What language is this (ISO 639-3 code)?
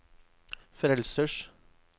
nor